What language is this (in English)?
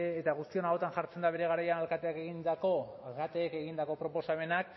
Basque